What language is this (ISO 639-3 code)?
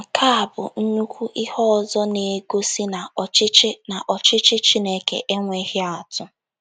ibo